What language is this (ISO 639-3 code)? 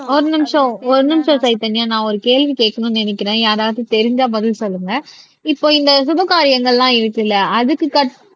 tam